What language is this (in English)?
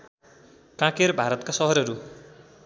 Nepali